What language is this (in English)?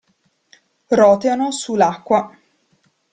Italian